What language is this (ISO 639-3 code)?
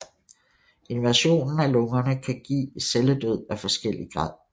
dan